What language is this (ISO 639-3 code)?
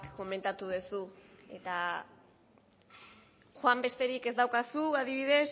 eus